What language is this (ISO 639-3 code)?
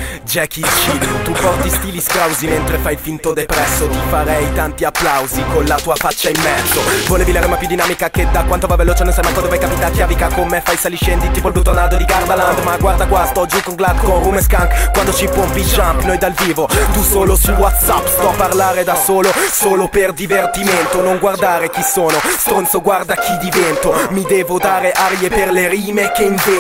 ita